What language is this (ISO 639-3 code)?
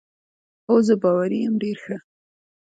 pus